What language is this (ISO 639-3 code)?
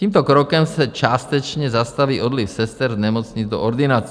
ces